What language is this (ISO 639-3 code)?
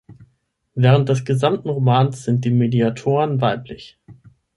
deu